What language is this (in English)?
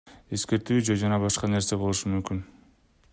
Kyrgyz